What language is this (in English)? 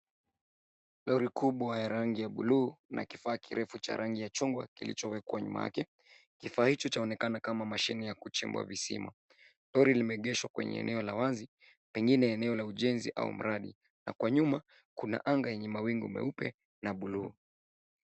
Swahili